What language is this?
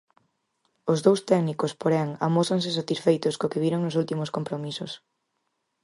Galician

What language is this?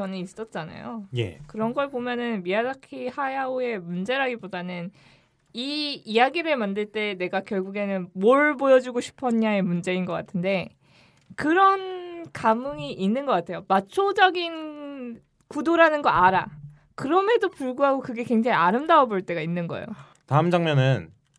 Korean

